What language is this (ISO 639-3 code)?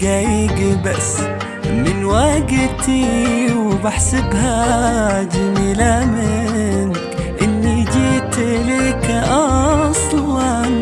ara